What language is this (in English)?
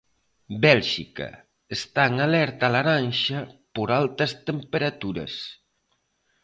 Galician